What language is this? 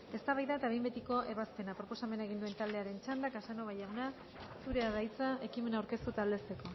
Basque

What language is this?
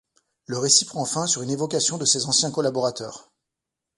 French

